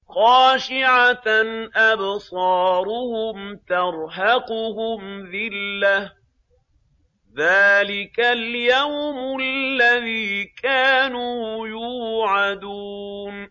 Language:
Arabic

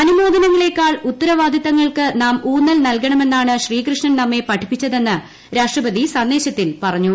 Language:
Malayalam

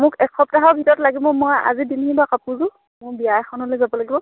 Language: Assamese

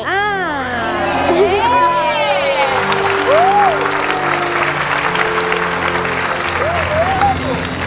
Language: Thai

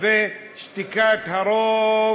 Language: Hebrew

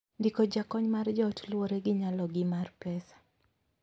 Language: Luo (Kenya and Tanzania)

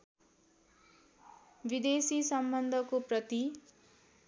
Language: Nepali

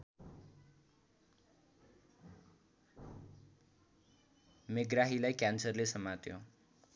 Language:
Nepali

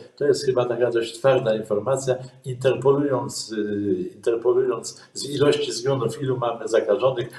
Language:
Polish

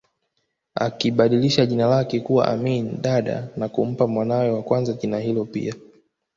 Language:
Swahili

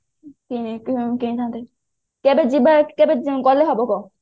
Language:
Odia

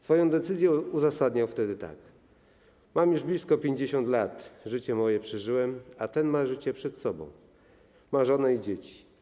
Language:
Polish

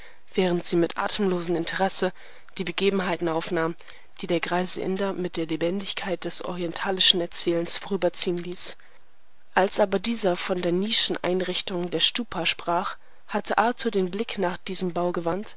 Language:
German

